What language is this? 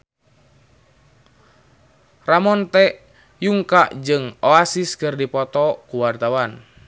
Sundanese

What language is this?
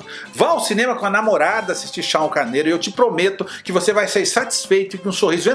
Portuguese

